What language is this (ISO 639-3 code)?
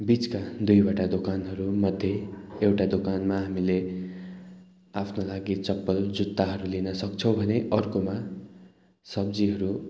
nep